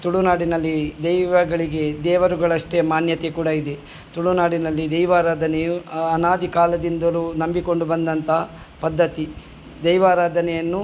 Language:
Kannada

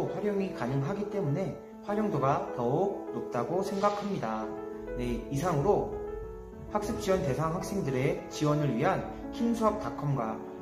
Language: Korean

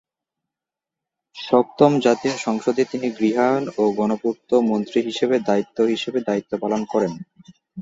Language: Bangla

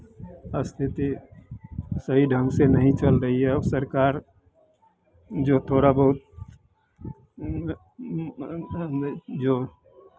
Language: Hindi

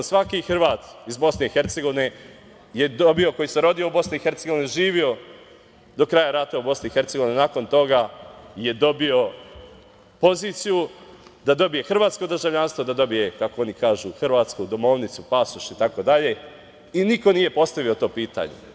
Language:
Serbian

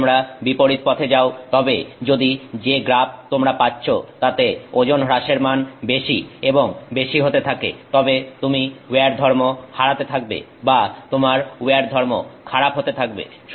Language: Bangla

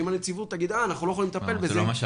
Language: Hebrew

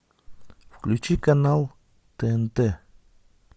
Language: Russian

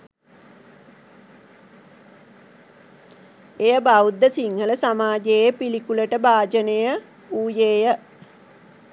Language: Sinhala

